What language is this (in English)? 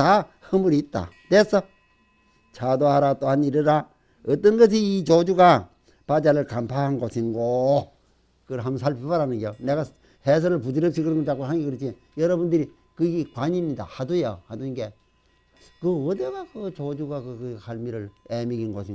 Korean